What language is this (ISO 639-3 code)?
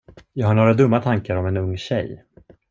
swe